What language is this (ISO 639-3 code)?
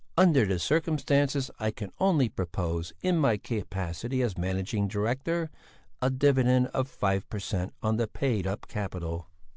eng